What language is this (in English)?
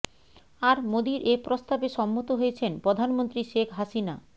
Bangla